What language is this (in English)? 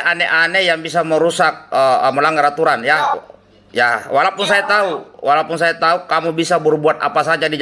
Indonesian